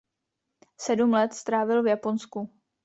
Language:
Czech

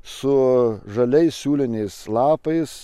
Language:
Lithuanian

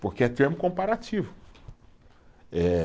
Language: Portuguese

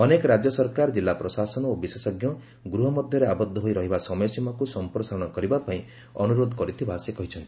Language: Odia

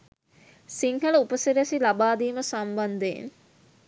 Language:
Sinhala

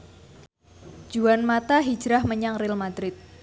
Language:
Javanese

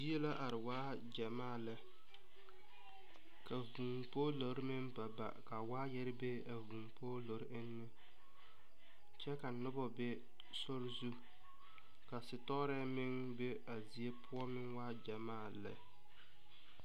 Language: Southern Dagaare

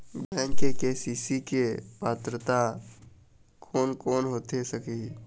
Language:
Chhattisgarhi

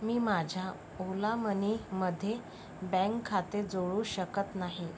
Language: Marathi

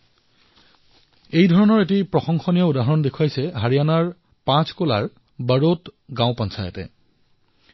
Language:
Assamese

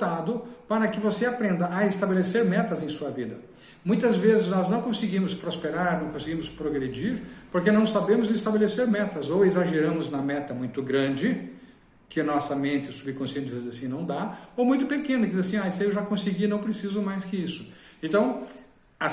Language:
Portuguese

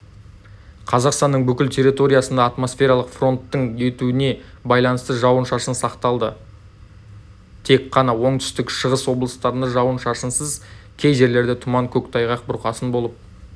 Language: Kazakh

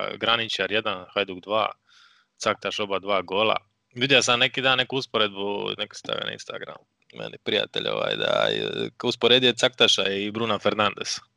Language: Croatian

